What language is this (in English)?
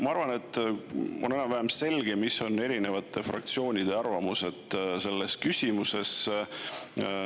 Estonian